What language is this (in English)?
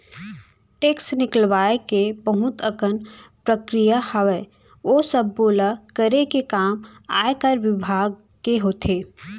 Chhattisgarhi